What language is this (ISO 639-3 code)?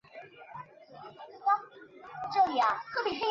zho